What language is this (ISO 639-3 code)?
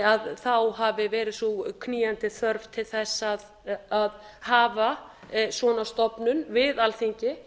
isl